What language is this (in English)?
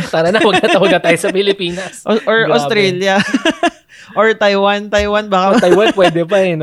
Filipino